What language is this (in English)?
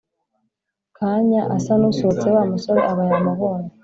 Kinyarwanda